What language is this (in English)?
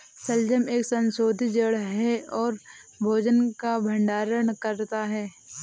Hindi